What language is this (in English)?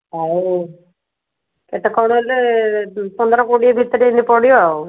Odia